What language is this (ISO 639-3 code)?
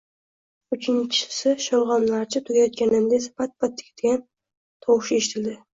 uzb